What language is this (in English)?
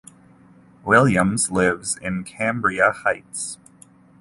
English